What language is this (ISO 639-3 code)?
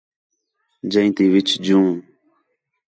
xhe